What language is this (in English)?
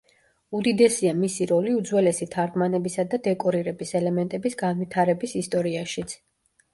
Georgian